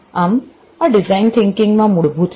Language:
Gujarati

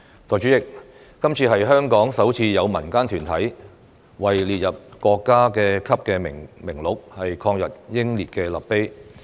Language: Cantonese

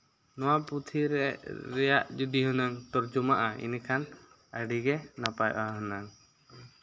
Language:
Santali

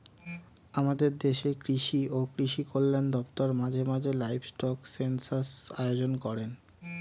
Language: Bangla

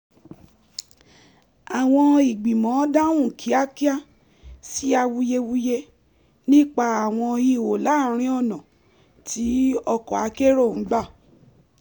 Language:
Yoruba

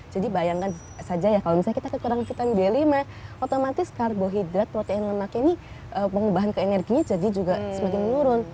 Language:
Indonesian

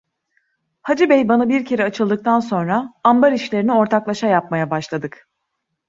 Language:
Turkish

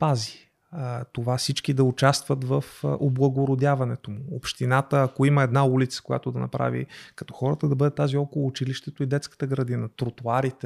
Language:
Bulgarian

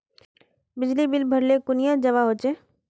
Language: Magahi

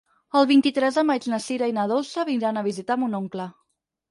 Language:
Catalan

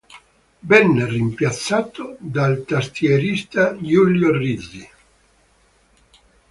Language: Italian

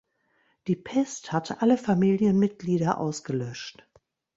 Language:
German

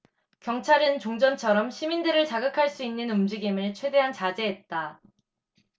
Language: Korean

